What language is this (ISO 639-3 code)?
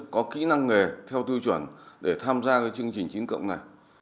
vie